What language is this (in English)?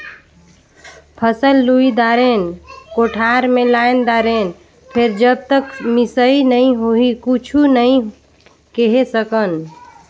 Chhattisgarhi